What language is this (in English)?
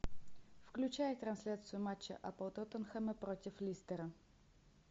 Russian